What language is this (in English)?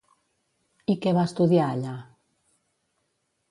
Catalan